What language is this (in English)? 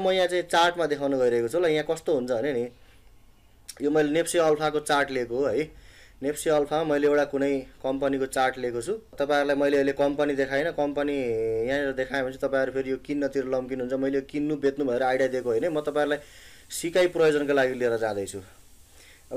Hindi